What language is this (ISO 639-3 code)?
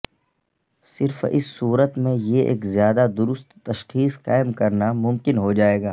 urd